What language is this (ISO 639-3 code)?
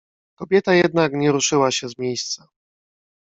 pol